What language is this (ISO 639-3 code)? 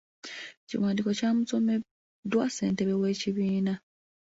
lug